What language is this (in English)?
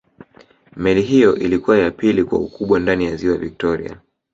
Swahili